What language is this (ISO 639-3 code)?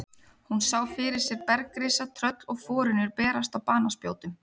isl